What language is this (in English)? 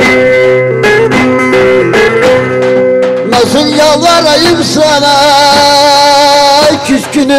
Arabic